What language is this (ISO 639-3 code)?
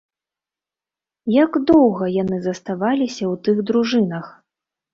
bel